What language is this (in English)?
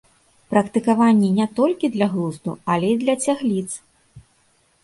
Belarusian